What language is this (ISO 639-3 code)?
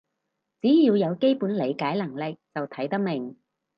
yue